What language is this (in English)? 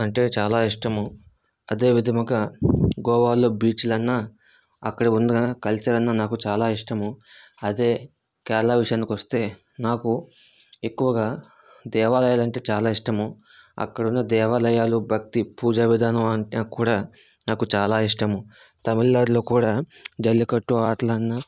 Telugu